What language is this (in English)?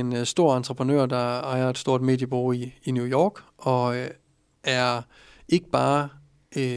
Danish